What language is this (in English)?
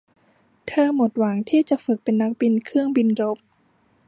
Thai